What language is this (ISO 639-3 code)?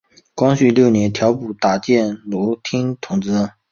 zho